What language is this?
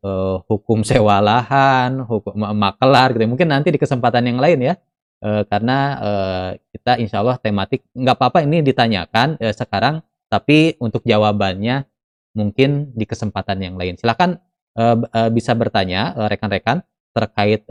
Indonesian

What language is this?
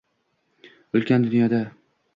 Uzbek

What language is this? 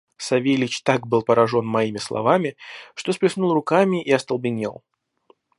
Russian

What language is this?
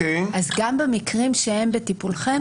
Hebrew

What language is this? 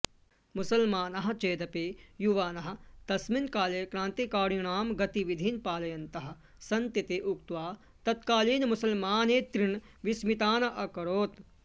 Sanskrit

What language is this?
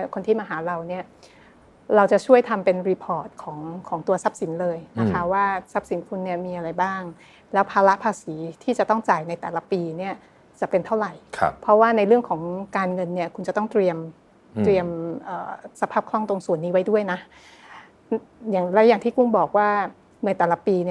Thai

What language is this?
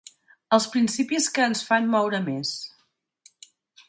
Catalan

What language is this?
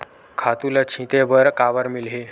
Chhattisgarhi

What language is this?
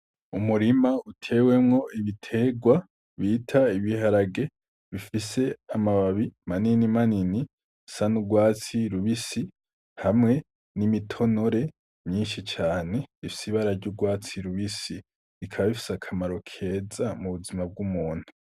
Rundi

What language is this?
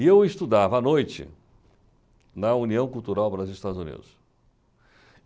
Portuguese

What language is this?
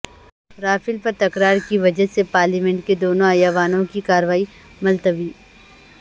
Urdu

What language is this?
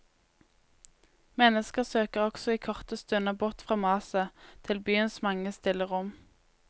Norwegian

